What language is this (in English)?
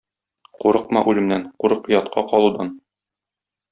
Tatar